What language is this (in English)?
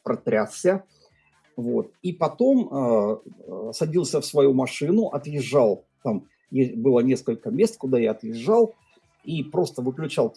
Russian